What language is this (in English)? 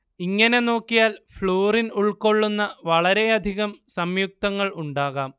Malayalam